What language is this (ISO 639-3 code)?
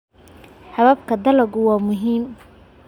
som